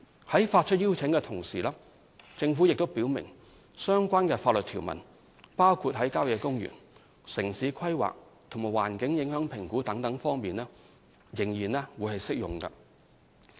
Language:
Cantonese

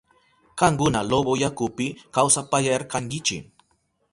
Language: Southern Pastaza Quechua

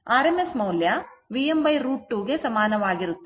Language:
Kannada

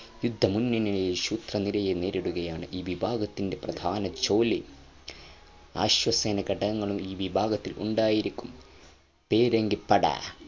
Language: Malayalam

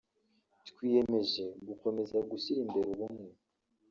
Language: Kinyarwanda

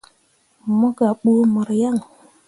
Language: Mundang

